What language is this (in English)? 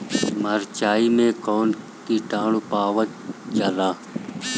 Bhojpuri